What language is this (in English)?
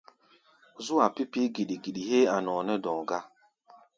Gbaya